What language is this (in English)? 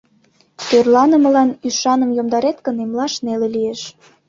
Mari